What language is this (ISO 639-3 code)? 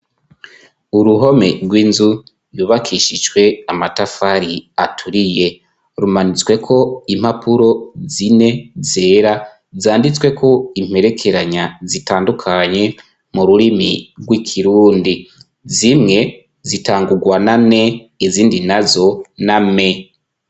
run